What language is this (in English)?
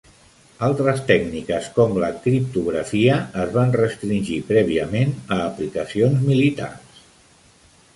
Catalan